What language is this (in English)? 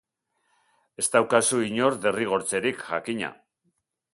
Basque